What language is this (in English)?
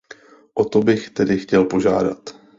Czech